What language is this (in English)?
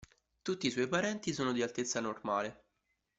Italian